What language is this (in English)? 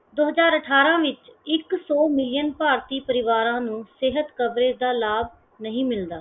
Punjabi